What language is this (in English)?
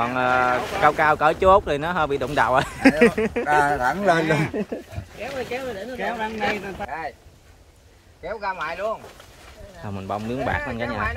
Vietnamese